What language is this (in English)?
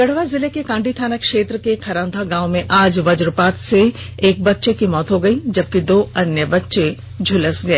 Hindi